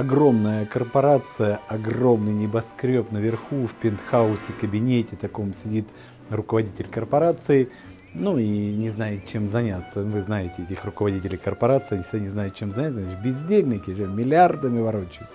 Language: Russian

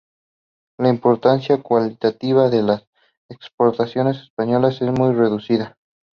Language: Spanish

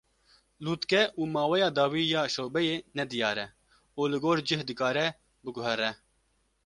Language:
Kurdish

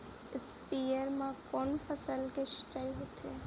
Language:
Chhattisgarhi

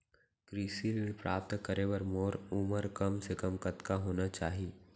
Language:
Chhattisgarhi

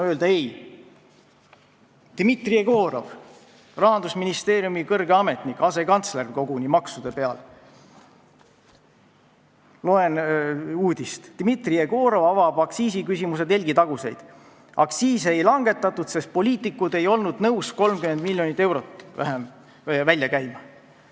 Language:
Estonian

